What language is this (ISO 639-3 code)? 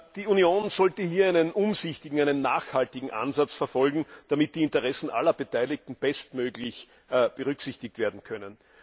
deu